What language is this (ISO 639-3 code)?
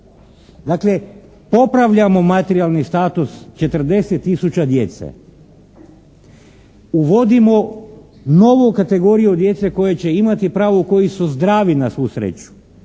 hrv